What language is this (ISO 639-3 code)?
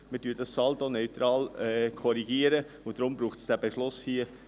gsw